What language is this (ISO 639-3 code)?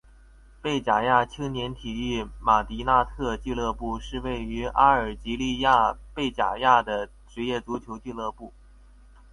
zho